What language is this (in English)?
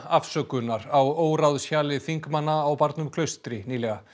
Icelandic